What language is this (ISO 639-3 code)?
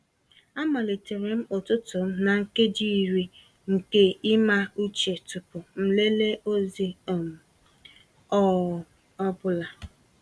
ibo